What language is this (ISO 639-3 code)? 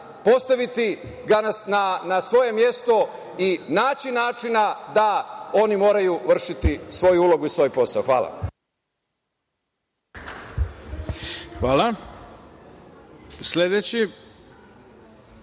srp